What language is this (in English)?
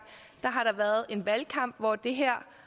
Danish